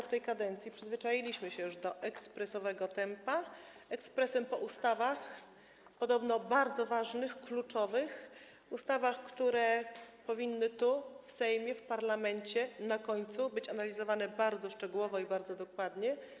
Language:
Polish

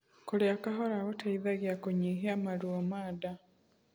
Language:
Kikuyu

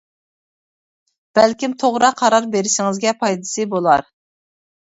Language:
Uyghur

